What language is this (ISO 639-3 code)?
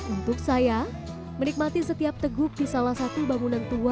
ind